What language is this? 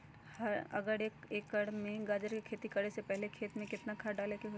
Magahi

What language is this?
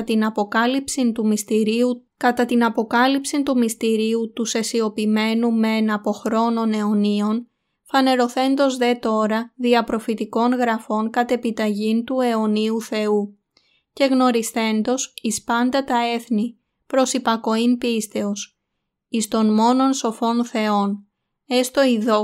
Greek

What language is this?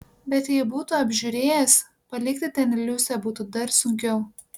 Lithuanian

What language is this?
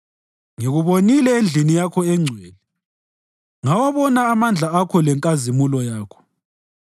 North Ndebele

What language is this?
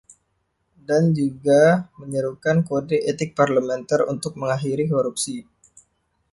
Indonesian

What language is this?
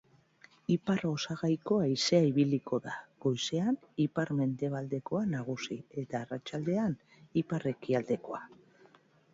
Basque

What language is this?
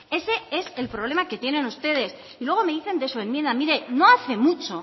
Spanish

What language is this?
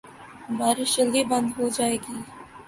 Urdu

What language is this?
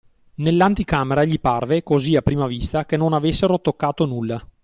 Italian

